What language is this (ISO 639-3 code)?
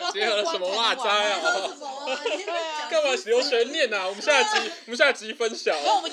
zho